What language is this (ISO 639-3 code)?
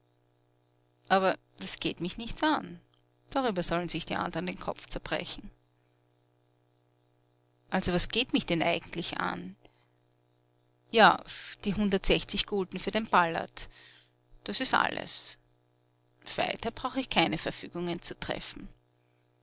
deu